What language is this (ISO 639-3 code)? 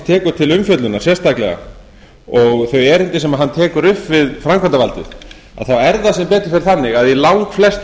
isl